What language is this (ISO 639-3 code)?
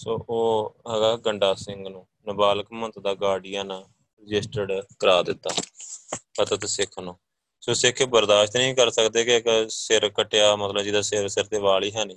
pan